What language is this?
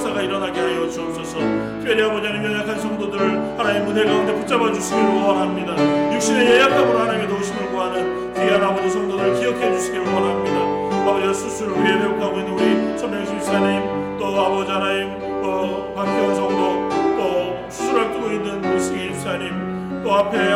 Korean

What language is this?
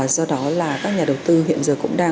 Vietnamese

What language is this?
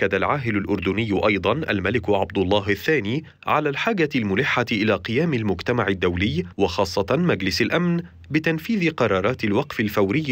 Arabic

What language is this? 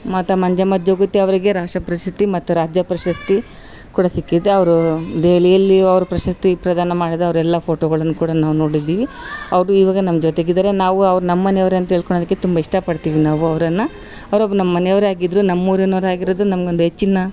Kannada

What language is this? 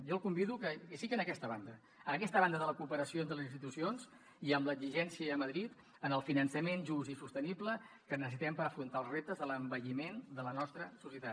Catalan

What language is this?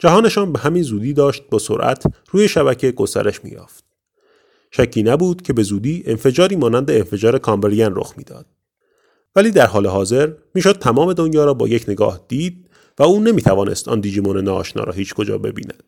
Persian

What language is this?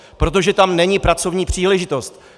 Czech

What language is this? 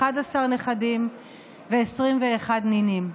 Hebrew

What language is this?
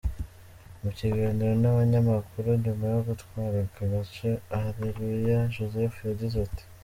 Kinyarwanda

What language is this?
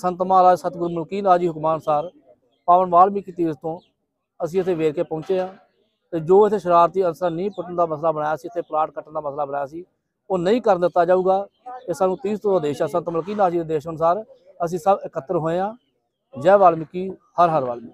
Hindi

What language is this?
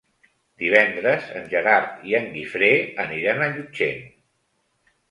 Catalan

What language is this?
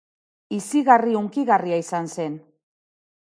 Basque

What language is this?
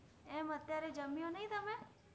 Gujarati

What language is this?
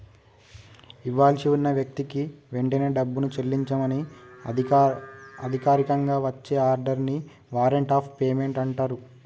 Telugu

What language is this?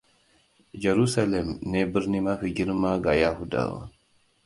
Hausa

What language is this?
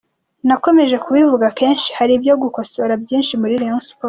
Kinyarwanda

